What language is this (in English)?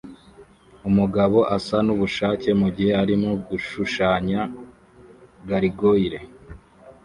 Kinyarwanda